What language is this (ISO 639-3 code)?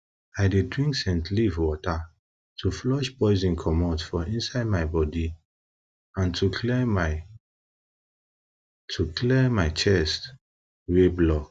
pcm